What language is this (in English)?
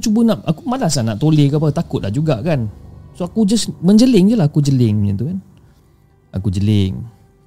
Malay